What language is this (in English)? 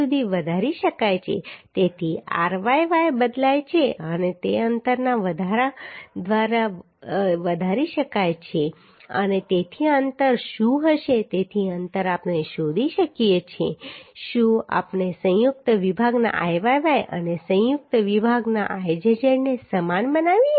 Gujarati